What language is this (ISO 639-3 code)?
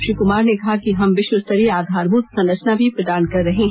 hin